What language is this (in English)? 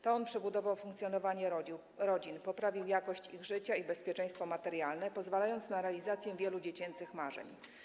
Polish